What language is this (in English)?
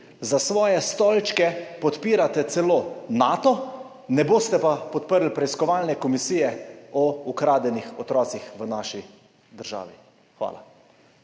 Slovenian